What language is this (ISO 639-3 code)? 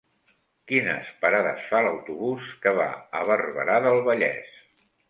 cat